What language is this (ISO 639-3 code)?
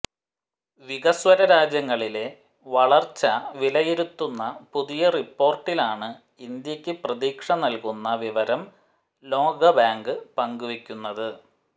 mal